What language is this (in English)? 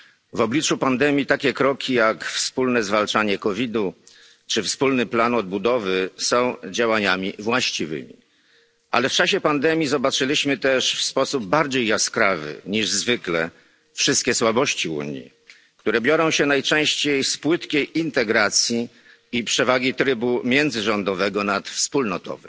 Polish